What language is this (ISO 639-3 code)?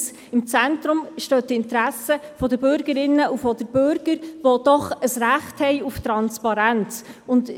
gsw